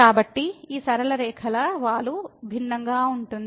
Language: Telugu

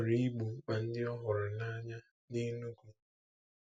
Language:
Igbo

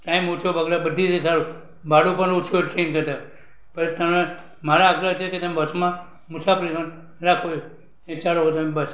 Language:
Gujarati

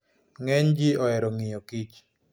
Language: Luo (Kenya and Tanzania)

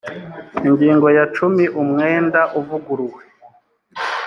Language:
Kinyarwanda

